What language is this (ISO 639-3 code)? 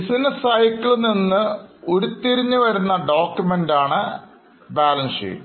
mal